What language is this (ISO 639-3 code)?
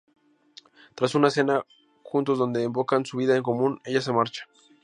spa